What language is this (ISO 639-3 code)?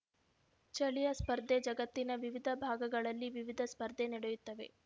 kan